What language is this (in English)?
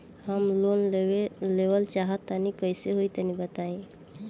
Bhojpuri